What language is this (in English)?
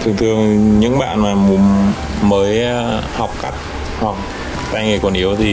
Vietnamese